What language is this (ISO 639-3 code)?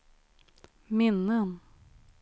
swe